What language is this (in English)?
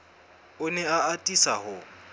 Southern Sotho